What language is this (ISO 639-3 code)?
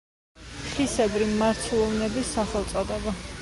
kat